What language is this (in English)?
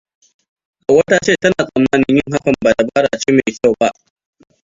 Hausa